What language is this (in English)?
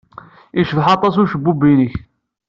Kabyle